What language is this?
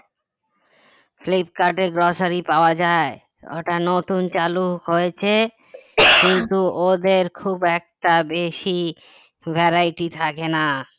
Bangla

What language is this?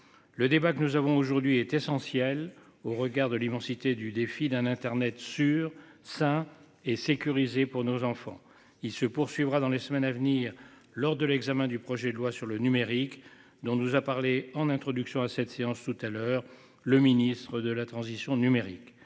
French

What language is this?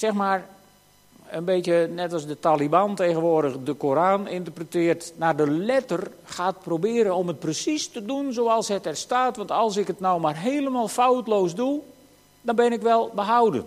Dutch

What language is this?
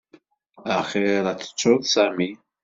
Kabyle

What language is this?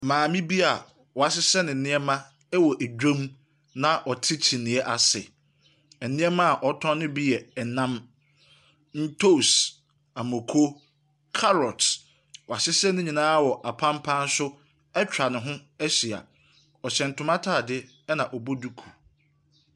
Akan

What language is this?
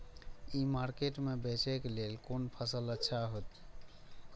Maithili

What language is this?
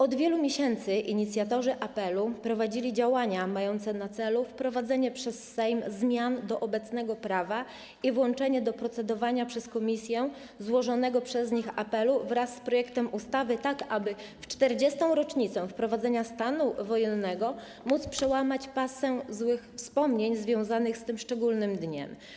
Polish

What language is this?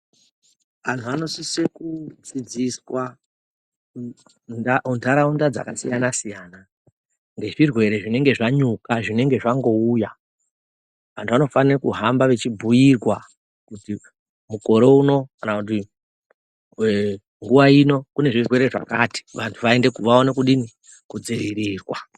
Ndau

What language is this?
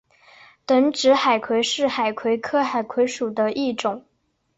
Chinese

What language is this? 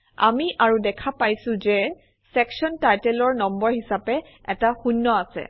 Assamese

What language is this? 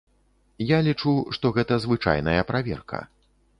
Belarusian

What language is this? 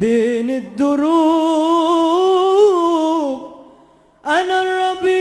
Arabic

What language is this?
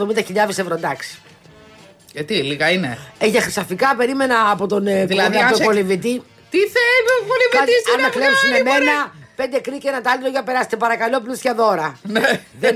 Greek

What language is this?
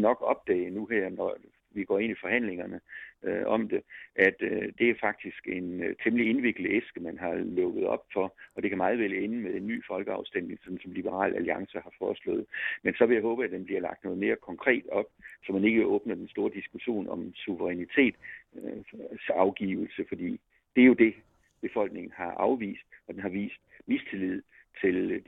Danish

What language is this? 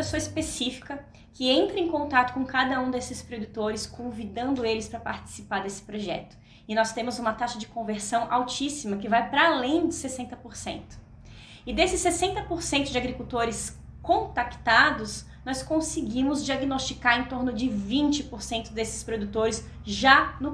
Portuguese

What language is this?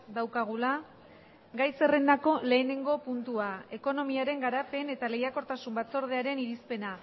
Basque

